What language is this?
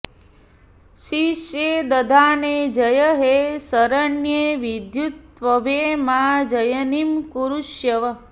Sanskrit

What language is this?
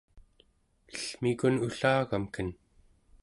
Central Yupik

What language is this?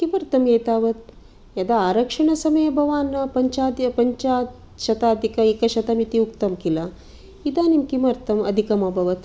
Sanskrit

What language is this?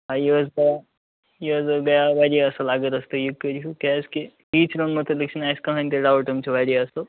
Kashmiri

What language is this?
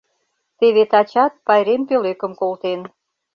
Mari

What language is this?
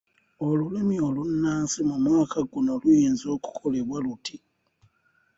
Ganda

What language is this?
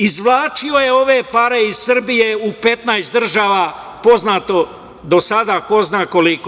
Serbian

